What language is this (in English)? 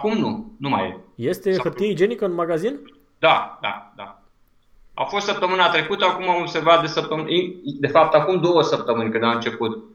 Romanian